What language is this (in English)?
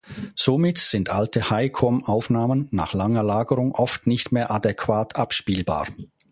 German